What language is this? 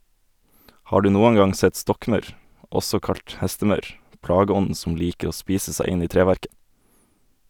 Norwegian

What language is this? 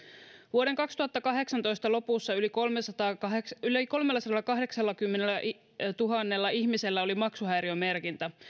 Finnish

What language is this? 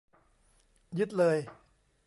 Thai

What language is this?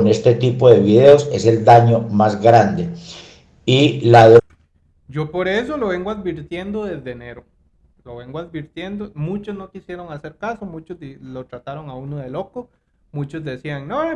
Spanish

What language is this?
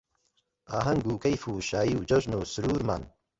Central Kurdish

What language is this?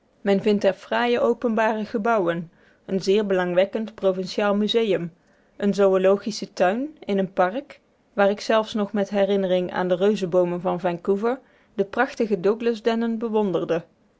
Dutch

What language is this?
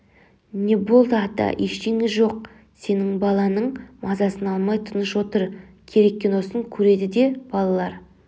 Kazakh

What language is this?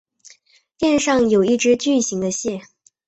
Chinese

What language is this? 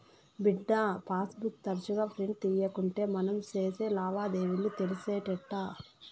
Telugu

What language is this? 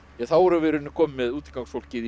Icelandic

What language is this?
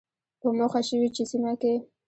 Pashto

